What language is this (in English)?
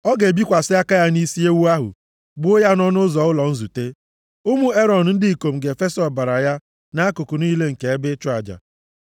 Igbo